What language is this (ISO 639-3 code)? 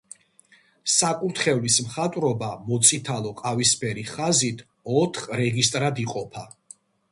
kat